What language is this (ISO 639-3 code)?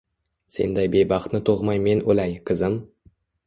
uzb